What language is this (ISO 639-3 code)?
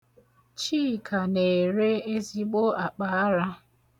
ibo